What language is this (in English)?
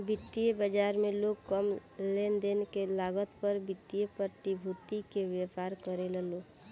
Bhojpuri